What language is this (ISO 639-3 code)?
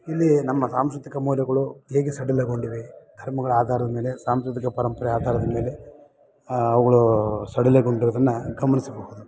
kan